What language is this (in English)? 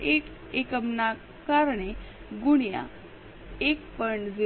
Gujarati